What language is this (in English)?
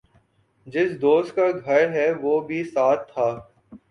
Urdu